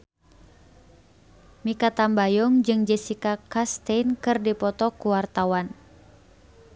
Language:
Sundanese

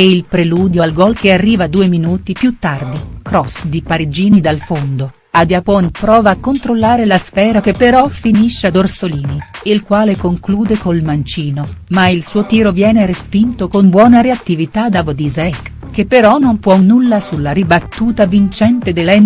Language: Italian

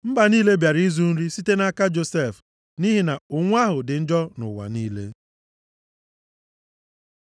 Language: Igbo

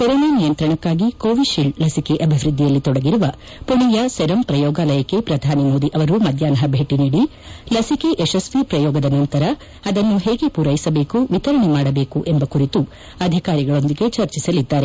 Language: Kannada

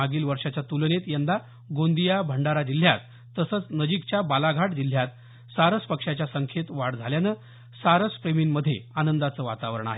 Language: Marathi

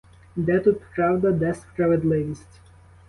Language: Ukrainian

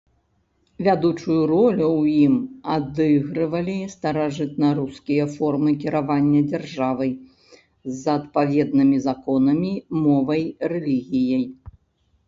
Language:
Belarusian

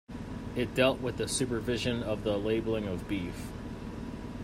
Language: English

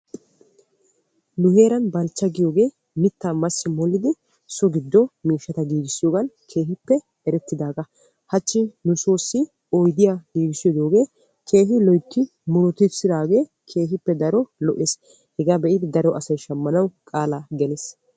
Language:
Wolaytta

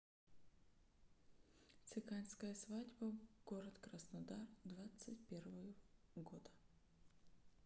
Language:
Russian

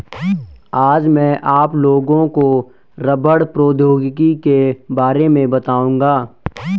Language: Hindi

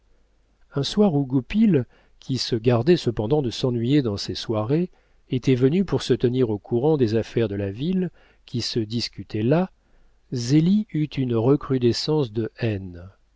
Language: French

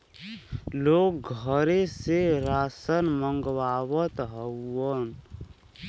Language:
Bhojpuri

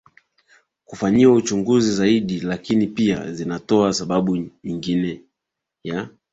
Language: Swahili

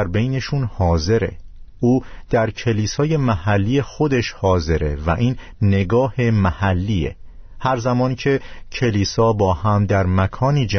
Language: Persian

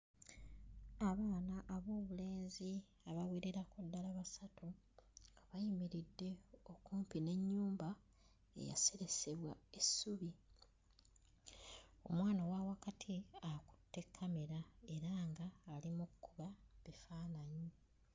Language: Ganda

